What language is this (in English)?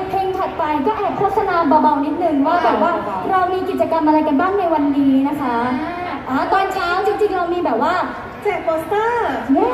Thai